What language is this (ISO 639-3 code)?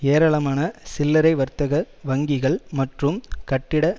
tam